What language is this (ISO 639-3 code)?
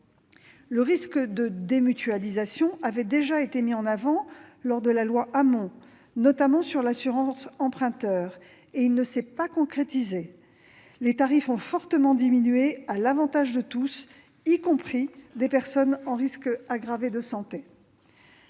fra